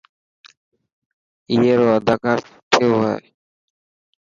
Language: Dhatki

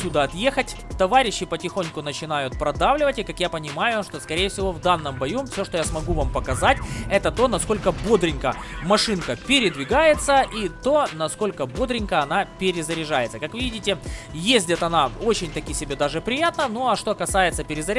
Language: Russian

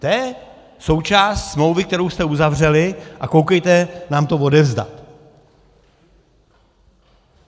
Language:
Czech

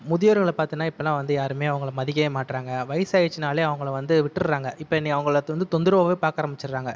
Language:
Tamil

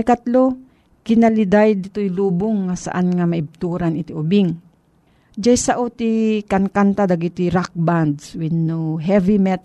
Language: Filipino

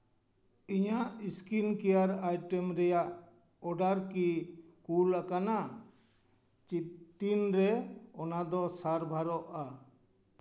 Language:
Santali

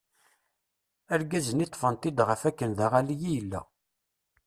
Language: Kabyle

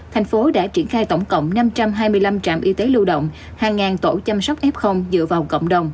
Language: Vietnamese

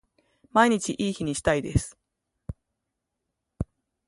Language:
Japanese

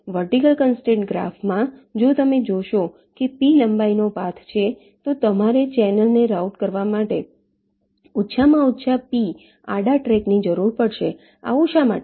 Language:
Gujarati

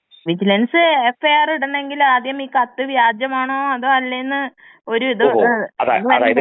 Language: Malayalam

